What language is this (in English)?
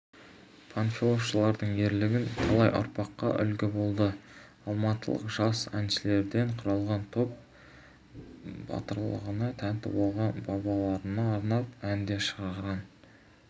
Kazakh